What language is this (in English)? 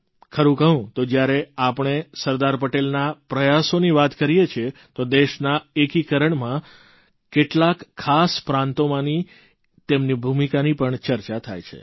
Gujarati